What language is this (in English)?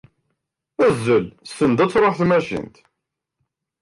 Kabyle